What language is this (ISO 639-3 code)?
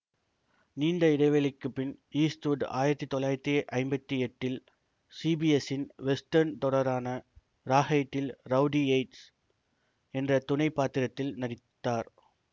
tam